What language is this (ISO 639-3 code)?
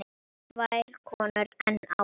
isl